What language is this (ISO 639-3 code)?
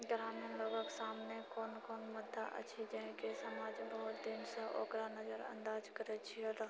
mai